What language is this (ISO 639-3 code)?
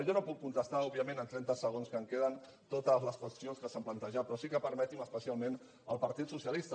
cat